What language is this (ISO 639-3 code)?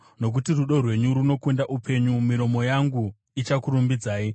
sna